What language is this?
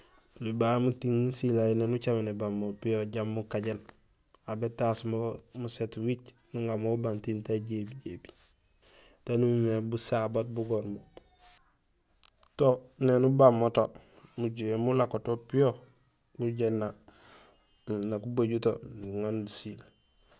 Gusilay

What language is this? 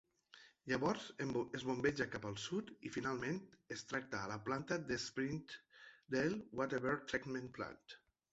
Catalan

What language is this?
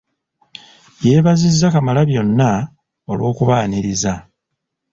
Ganda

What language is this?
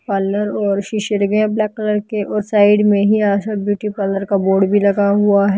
Hindi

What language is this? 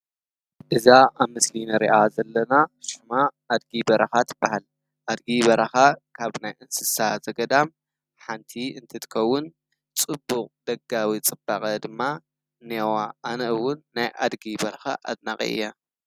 Tigrinya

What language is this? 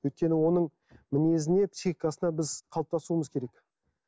Kazakh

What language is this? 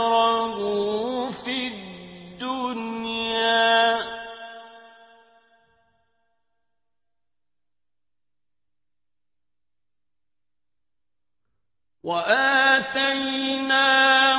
Arabic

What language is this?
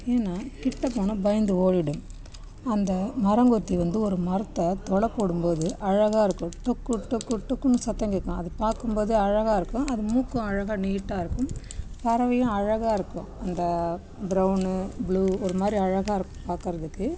Tamil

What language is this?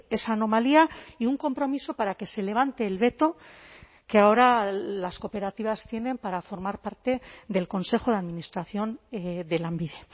Spanish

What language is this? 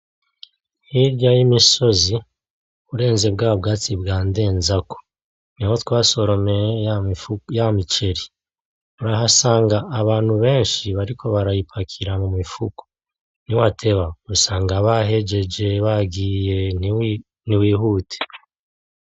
Rundi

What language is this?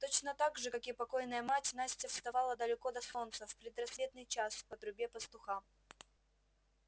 Russian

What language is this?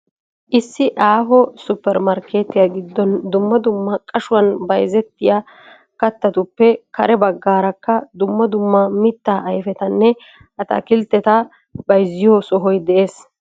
Wolaytta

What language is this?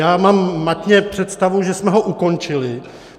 Czech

